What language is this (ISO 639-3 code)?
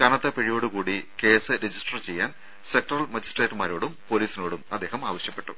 mal